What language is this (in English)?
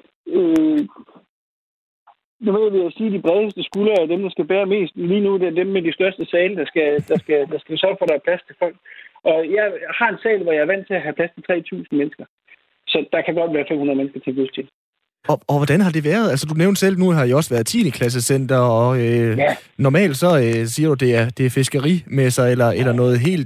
Danish